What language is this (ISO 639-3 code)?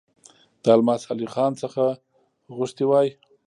pus